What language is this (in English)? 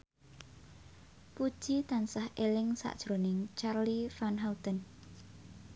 Javanese